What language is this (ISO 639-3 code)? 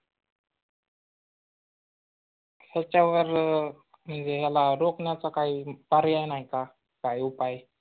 mar